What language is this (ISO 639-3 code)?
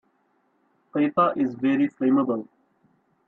eng